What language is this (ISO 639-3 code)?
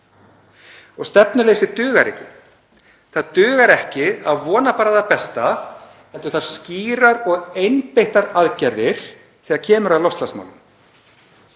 isl